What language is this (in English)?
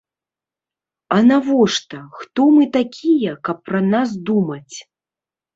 Belarusian